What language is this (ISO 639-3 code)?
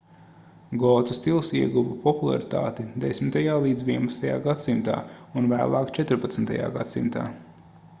lav